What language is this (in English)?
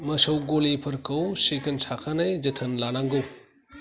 Bodo